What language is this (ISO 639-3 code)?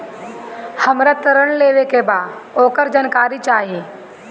bho